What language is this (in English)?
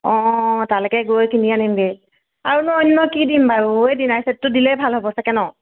Assamese